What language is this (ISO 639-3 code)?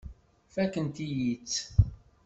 kab